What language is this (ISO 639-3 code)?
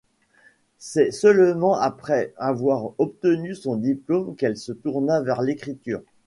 fra